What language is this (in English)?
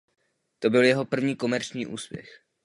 Czech